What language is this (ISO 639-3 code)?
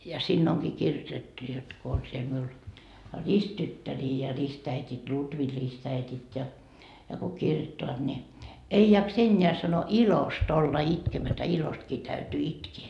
fin